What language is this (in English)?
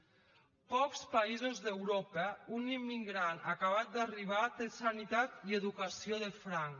Catalan